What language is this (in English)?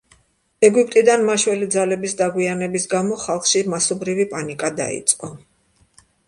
Georgian